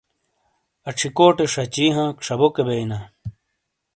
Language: Shina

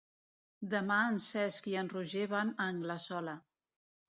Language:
Catalan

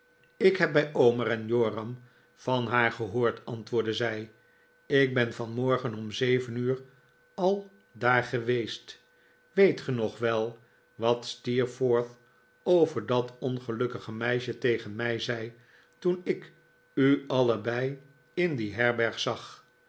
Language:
Dutch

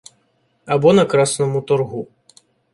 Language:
Ukrainian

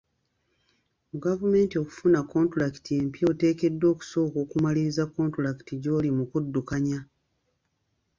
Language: Ganda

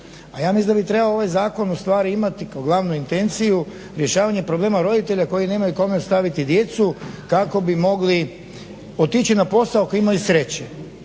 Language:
Croatian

